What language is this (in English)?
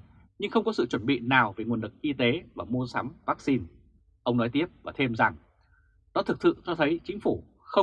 Vietnamese